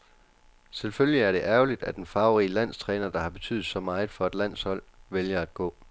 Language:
Danish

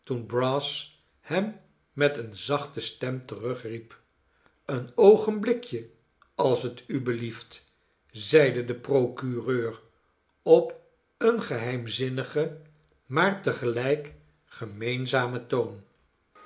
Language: Dutch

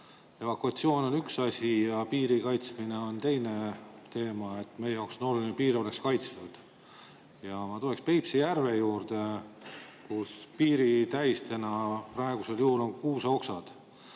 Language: Estonian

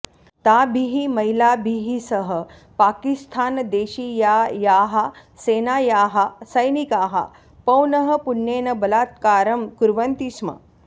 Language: Sanskrit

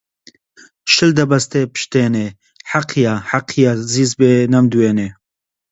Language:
Central Kurdish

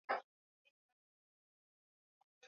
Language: Swahili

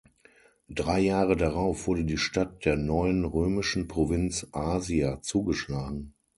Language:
German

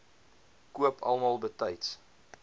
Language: Afrikaans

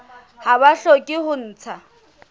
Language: Southern Sotho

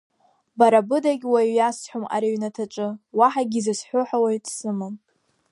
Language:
Abkhazian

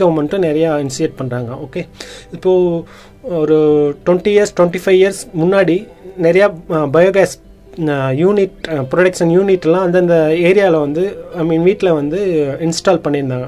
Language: Tamil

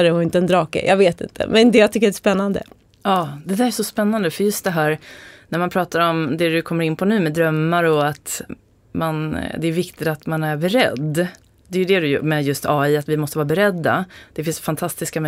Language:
Swedish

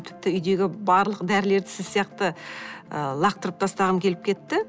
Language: Kazakh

